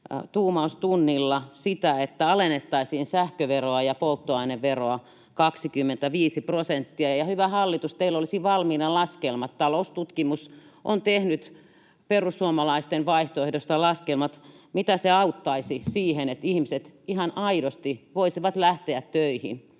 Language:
Finnish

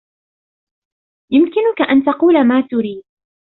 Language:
Arabic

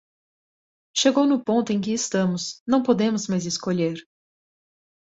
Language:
Portuguese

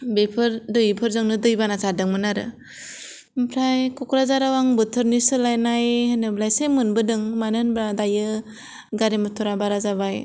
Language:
Bodo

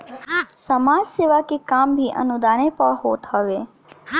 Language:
Bhojpuri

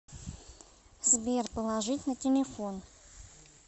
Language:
Russian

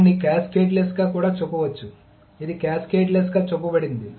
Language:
Telugu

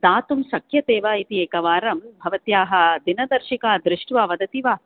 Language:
Sanskrit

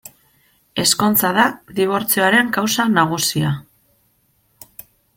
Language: Basque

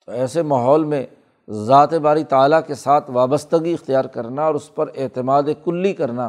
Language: Urdu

